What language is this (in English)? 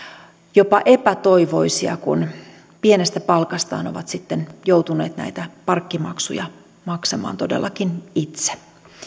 Finnish